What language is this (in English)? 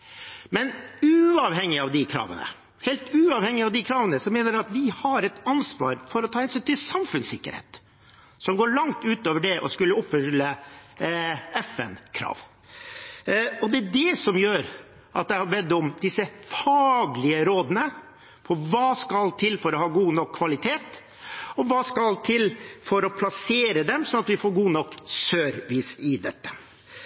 Norwegian Bokmål